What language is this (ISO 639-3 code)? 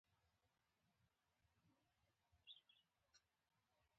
pus